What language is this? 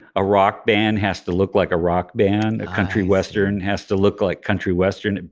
English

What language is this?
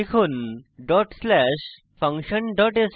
Bangla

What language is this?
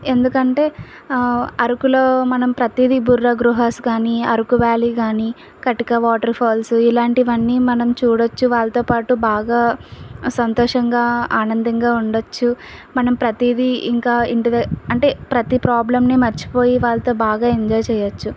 Telugu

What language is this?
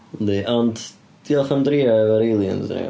Welsh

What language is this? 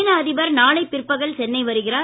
Tamil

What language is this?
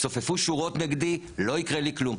Hebrew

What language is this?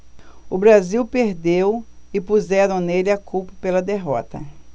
Portuguese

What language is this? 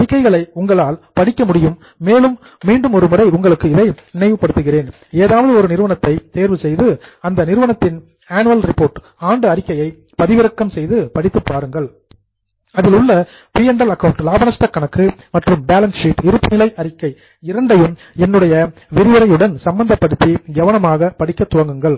Tamil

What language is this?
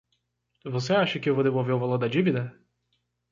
Portuguese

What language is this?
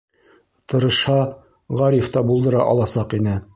Bashkir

